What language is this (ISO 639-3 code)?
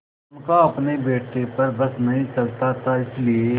hin